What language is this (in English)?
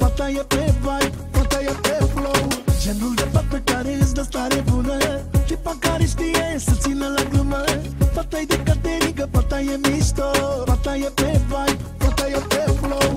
Romanian